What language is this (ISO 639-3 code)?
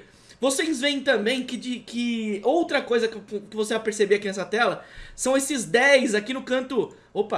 por